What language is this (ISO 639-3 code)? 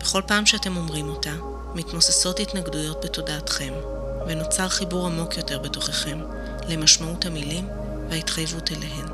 heb